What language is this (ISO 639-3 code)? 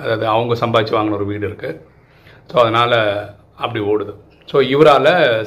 tam